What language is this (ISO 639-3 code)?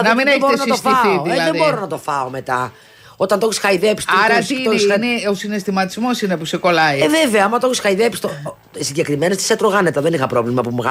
ell